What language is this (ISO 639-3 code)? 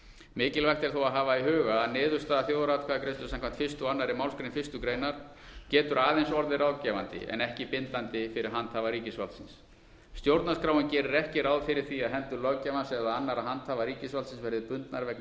isl